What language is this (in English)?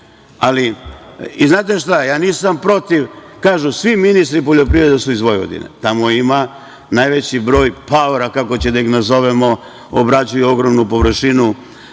Serbian